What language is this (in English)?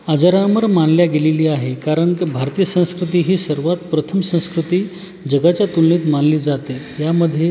Marathi